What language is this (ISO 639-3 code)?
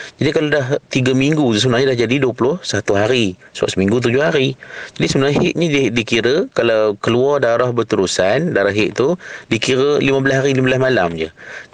msa